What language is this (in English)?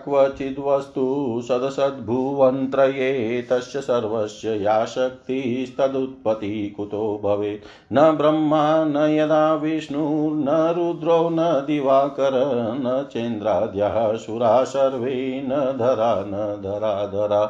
Hindi